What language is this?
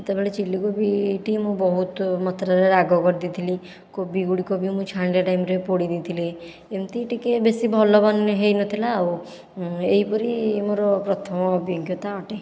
Odia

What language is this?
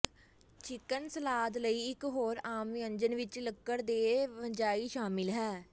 Punjabi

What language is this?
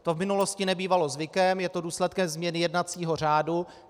Czech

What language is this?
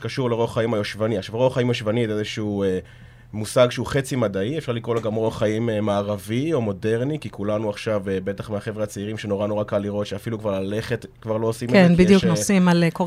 Hebrew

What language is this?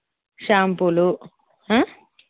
Telugu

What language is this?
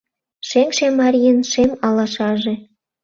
Mari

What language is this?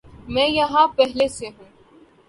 Urdu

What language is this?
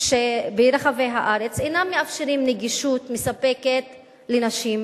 Hebrew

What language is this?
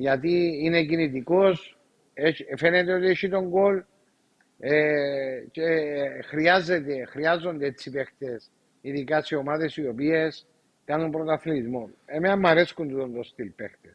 Greek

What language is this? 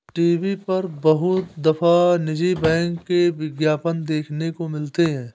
Hindi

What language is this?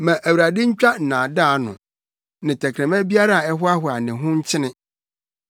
Akan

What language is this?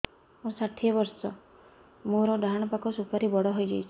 Odia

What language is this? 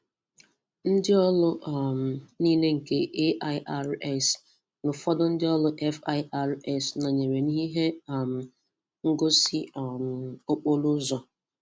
Igbo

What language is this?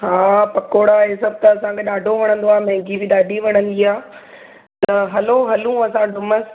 Sindhi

